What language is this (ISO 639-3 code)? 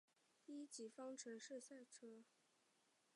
zho